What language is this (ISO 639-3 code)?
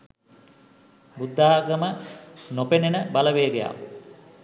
sin